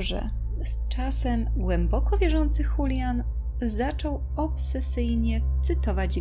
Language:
Polish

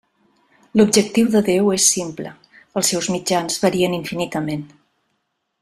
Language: Catalan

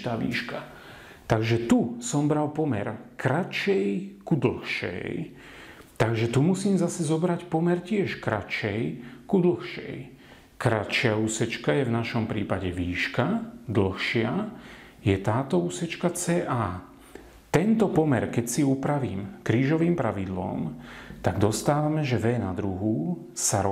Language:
Slovak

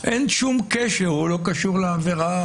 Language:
Hebrew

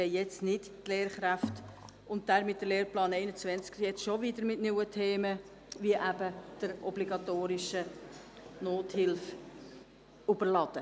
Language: Swiss German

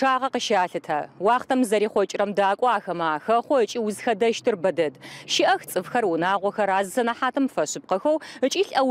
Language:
Arabic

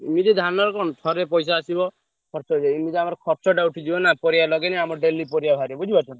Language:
Odia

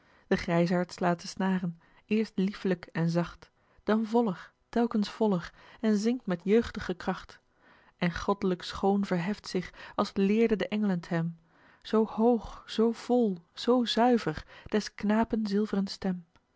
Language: Dutch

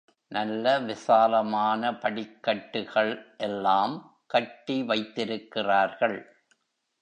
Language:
Tamil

